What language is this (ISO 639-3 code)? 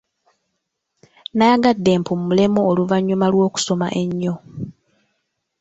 lug